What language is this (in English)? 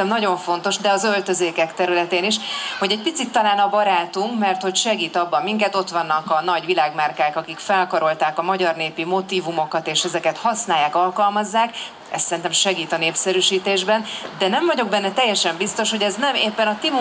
Hungarian